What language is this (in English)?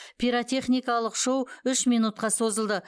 Kazakh